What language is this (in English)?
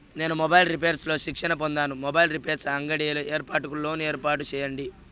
Telugu